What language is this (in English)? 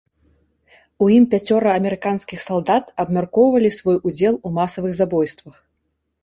Belarusian